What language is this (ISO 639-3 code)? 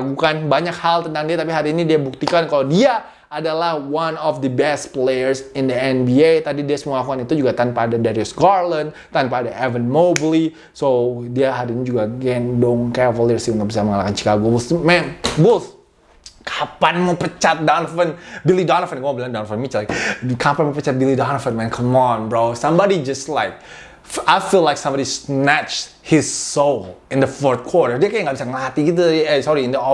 ind